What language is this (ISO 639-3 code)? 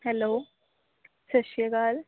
pan